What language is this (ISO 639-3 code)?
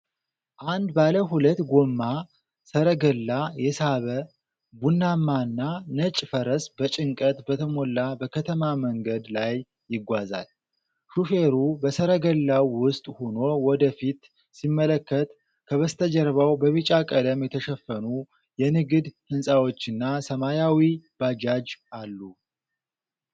amh